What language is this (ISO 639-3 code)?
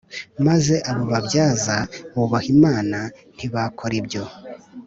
kin